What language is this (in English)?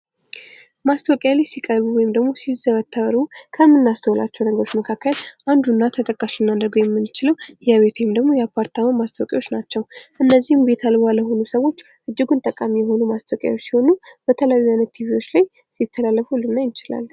Amharic